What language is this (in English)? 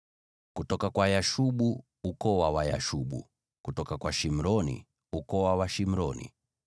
Swahili